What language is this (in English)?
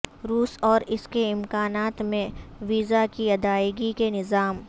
Urdu